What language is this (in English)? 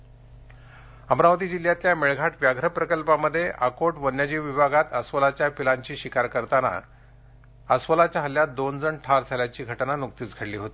Marathi